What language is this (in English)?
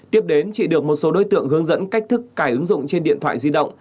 Vietnamese